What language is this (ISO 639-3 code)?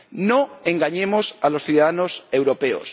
spa